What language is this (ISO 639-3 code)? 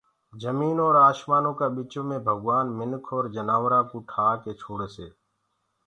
ggg